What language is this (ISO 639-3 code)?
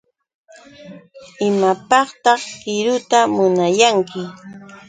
qux